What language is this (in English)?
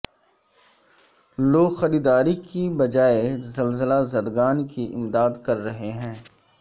Urdu